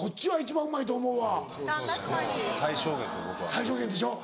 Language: Japanese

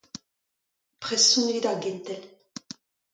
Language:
Breton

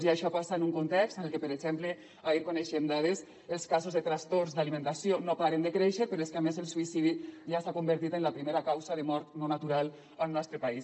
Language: Catalan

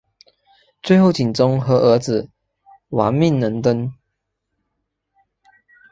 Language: Chinese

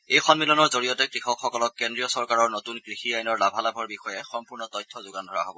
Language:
Assamese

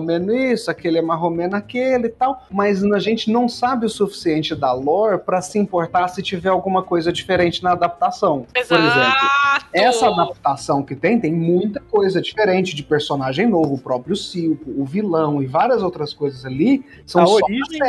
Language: Portuguese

